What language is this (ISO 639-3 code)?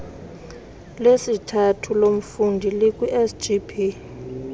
xho